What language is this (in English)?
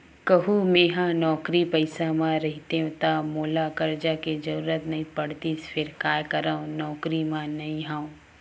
Chhattisgarhi